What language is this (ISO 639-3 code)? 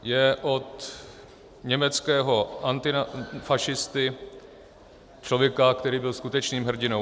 ces